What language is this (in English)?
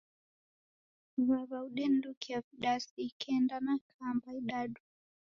Taita